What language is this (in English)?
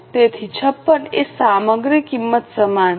Gujarati